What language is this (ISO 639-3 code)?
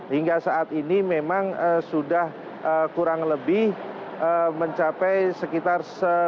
ind